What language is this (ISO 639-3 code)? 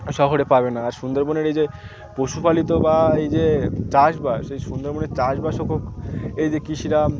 ben